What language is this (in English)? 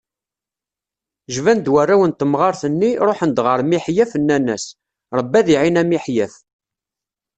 Kabyle